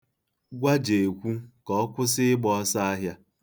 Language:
Igbo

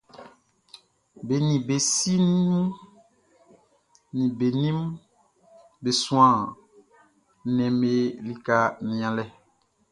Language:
Baoulé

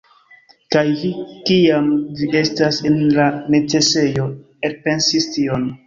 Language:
Esperanto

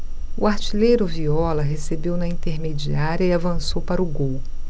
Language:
Portuguese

